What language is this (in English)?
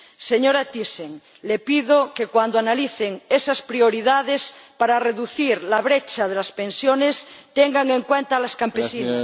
Spanish